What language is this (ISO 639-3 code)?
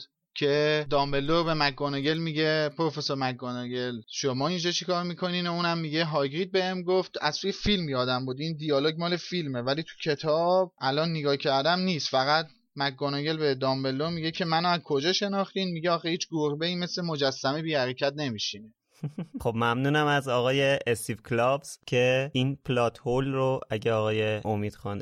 fas